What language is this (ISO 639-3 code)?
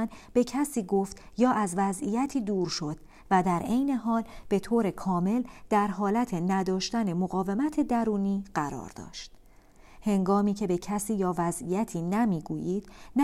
fas